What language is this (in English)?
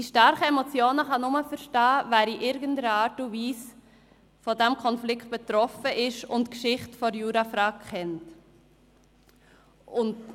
Swiss German